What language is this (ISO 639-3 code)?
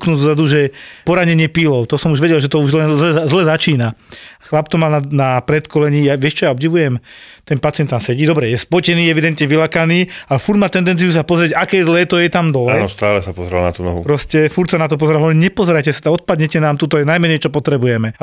slk